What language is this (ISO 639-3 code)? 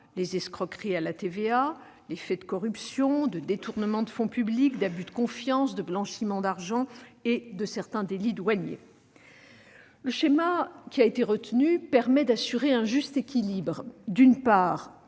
fra